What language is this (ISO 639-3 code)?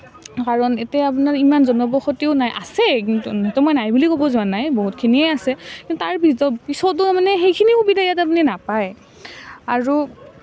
asm